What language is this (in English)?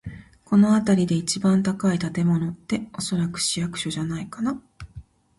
Japanese